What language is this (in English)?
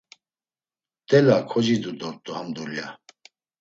Laz